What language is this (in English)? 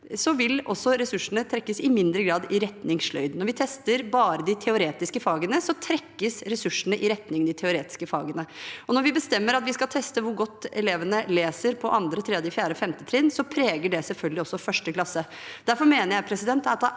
Norwegian